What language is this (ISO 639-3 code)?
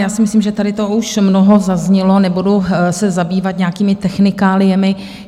ces